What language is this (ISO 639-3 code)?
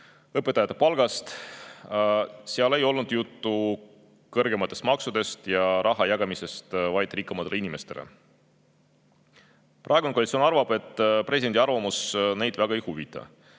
est